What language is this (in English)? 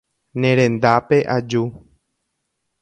Guarani